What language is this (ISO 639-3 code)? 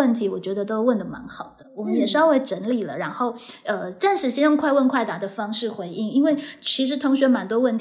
zho